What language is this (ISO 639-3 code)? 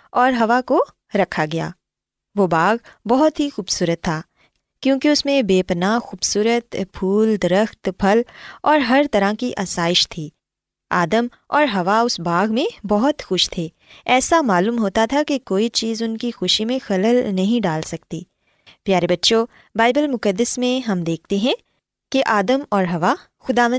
urd